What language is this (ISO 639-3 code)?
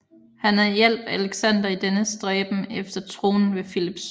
dan